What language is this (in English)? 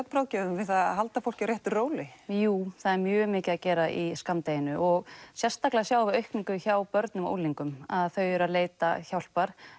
Icelandic